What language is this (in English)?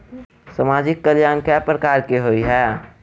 Maithili